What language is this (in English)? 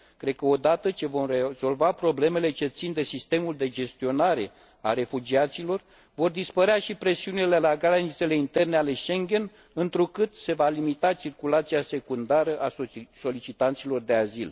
Romanian